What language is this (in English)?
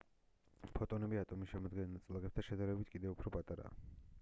Georgian